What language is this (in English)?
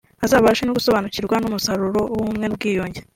Kinyarwanda